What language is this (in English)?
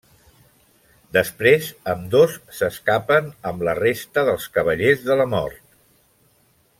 Catalan